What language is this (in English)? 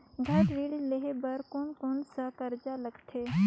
Chhattisgarhi